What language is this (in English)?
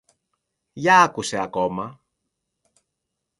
Greek